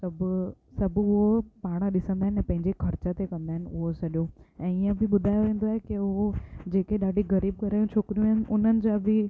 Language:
Sindhi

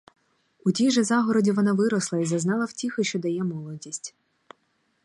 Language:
Ukrainian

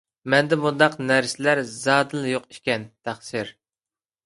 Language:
Uyghur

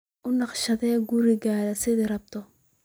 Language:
Somali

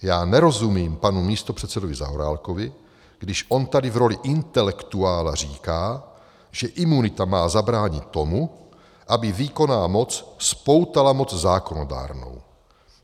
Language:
Czech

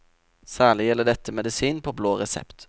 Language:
Norwegian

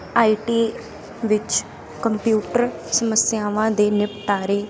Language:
Punjabi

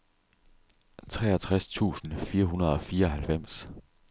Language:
Danish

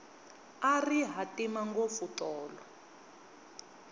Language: Tsonga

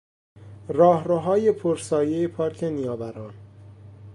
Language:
Persian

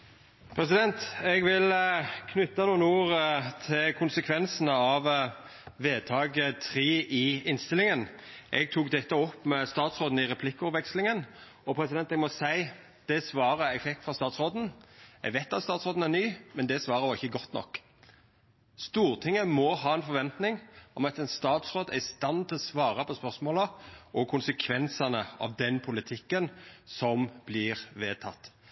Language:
Norwegian Nynorsk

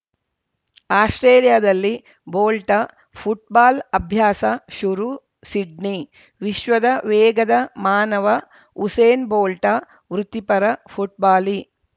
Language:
Kannada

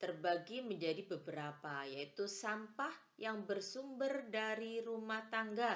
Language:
Indonesian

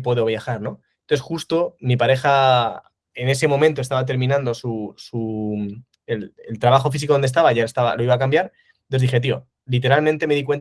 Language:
Spanish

